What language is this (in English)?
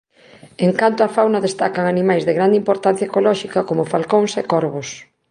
Galician